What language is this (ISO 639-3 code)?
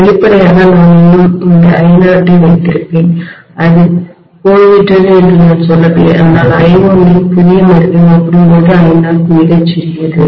tam